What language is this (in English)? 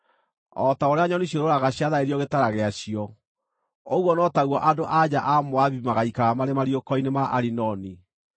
Kikuyu